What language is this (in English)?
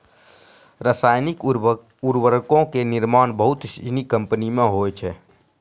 Maithili